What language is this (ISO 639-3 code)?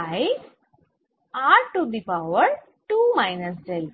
ben